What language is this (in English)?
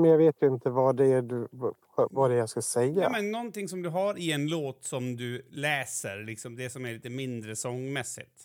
Swedish